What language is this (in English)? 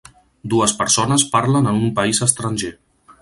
Catalan